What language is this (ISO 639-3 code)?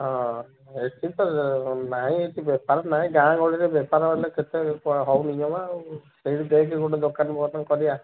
ori